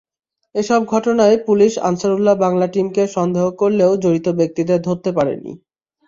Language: Bangla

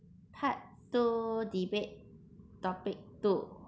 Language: English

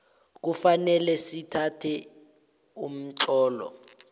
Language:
South Ndebele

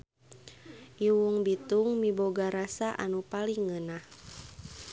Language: Sundanese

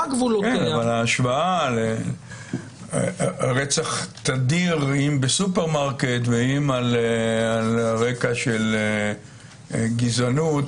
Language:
Hebrew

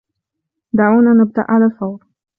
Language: Arabic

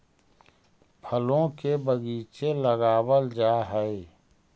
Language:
Magahi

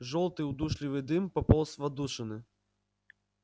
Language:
Russian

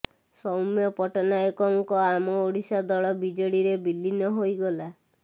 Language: Odia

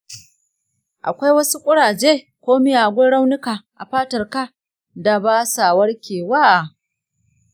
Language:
Hausa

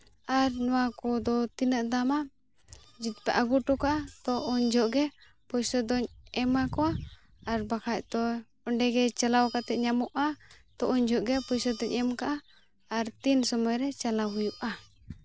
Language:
Santali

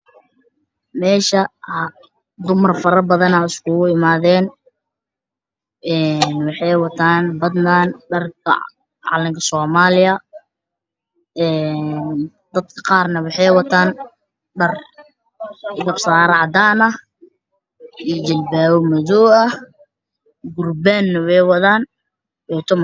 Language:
Somali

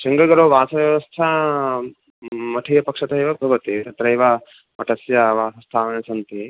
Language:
Sanskrit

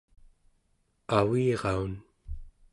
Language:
Central Yupik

